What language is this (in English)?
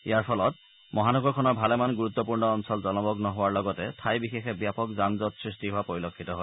Assamese